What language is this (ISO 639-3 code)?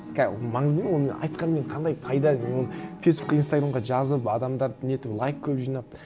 kaz